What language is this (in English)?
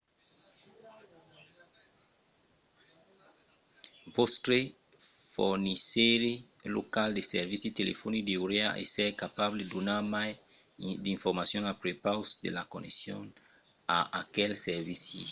Occitan